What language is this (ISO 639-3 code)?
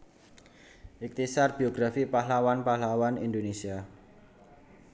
jav